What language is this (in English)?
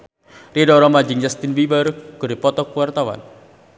Sundanese